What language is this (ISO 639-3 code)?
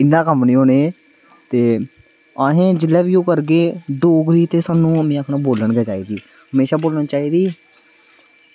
doi